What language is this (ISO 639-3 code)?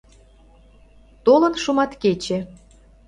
chm